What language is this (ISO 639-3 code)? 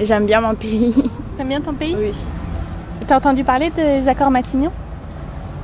fra